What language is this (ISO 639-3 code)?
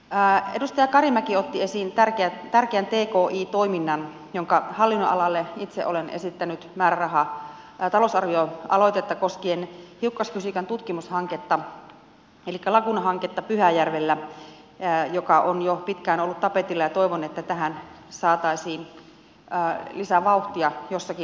fin